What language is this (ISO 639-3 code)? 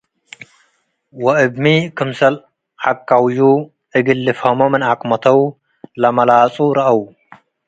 tig